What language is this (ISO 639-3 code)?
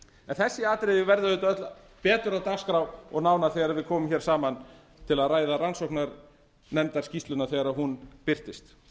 isl